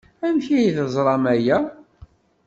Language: Kabyle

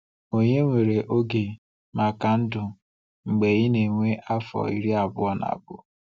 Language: Igbo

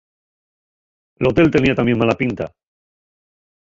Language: Asturian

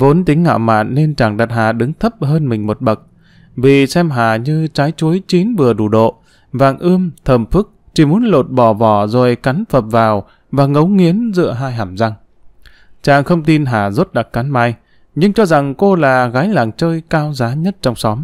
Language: Vietnamese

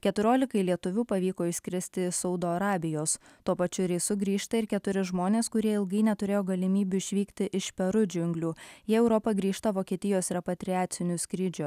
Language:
Lithuanian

